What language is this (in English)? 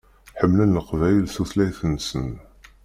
Kabyle